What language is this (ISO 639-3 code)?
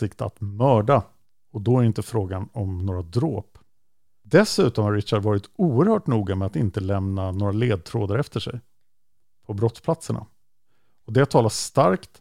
swe